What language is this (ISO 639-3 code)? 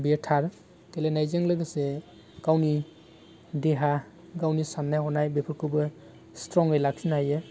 brx